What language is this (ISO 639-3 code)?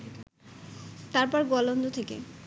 ben